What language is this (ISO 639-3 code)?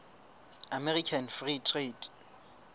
sot